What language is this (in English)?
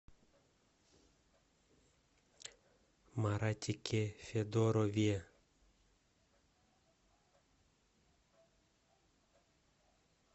Russian